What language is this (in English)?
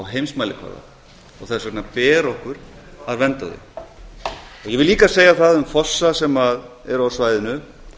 Icelandic